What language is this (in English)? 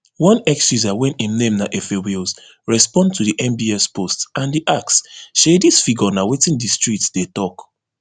Nigerian Pidgin